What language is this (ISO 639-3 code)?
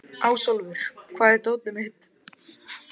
isl